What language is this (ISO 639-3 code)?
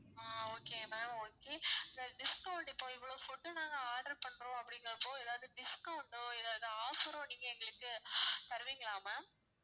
tam